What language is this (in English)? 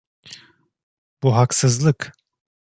Turkish